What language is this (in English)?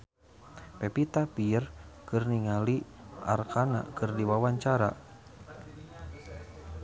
Sundanese